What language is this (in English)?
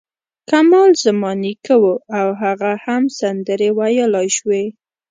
Pashto